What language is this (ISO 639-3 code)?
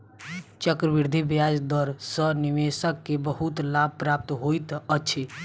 mai